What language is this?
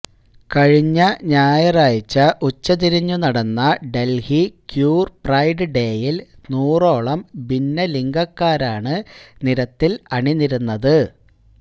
Malayalam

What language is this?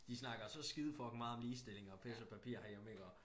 Danish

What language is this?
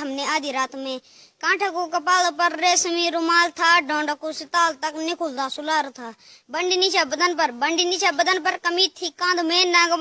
Hindi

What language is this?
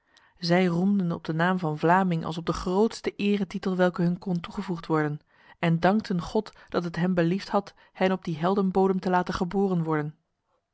Dutch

